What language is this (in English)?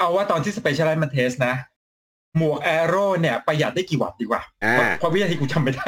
Thai